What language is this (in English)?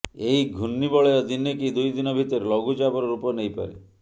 Odia